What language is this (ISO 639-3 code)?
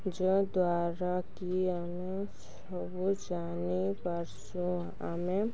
ori